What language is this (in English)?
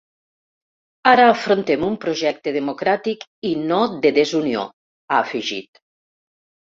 Catalan